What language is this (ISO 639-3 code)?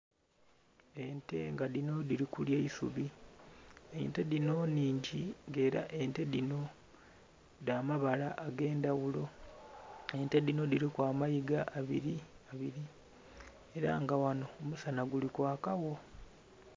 xog